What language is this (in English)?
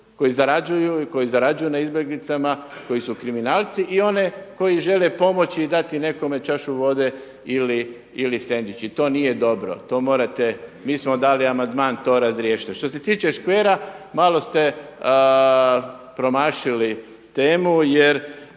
Croatian